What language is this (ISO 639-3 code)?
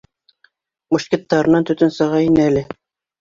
bak